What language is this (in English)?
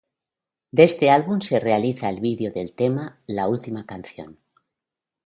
Spanish